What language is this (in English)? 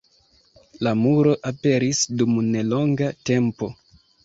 Esperanto